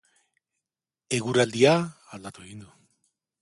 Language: Basque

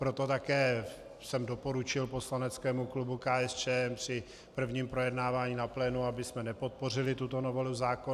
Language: Czech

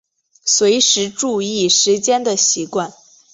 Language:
Chinese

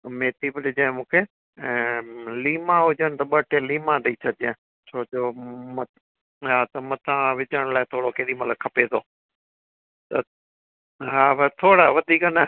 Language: Sindhi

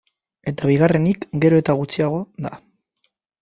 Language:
Basque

